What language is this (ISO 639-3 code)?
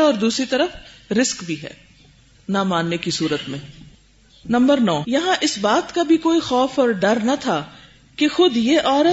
urd